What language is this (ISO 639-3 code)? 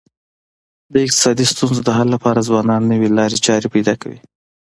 pus